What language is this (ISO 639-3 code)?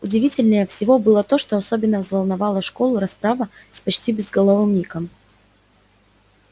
rus